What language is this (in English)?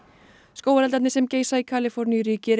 Icelandic